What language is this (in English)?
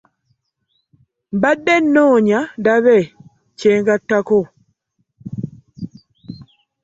Ganda